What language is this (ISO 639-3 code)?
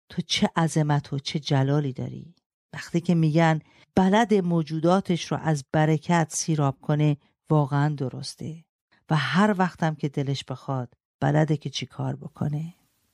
fas